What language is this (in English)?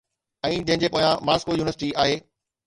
Sindhi